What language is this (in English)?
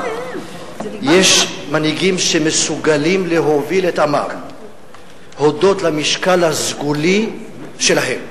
Hebrew